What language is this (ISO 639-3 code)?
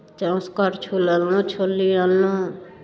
mai